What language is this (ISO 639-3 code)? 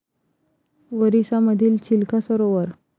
mar